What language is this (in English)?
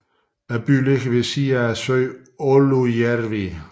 Danish